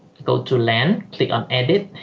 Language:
English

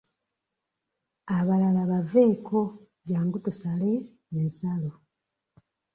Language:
Ganda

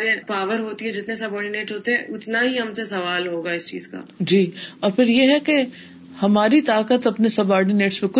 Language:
Urdu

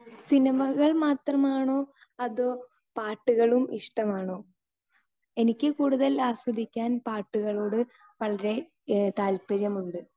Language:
Malayalam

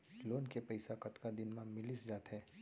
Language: Chhattisgarhi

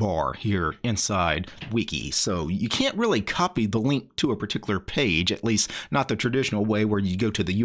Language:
English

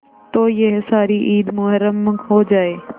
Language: Hindi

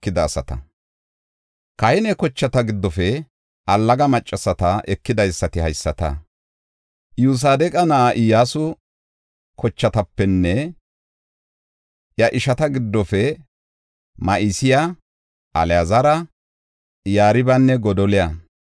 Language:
Gofa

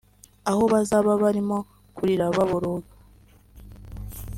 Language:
Kinyarwanda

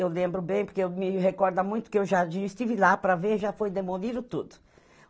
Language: Portuguese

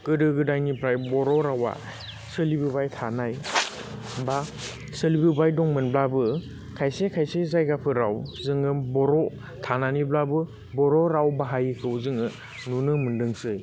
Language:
Bodo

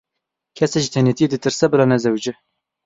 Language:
Kurdish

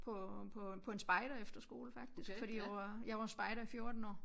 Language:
Danish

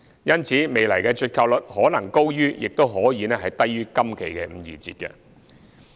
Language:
Cantonese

